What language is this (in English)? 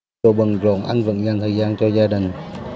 Vietnamese